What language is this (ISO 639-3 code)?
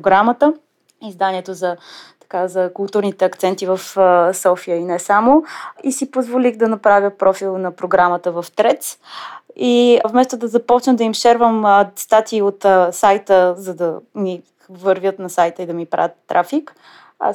bul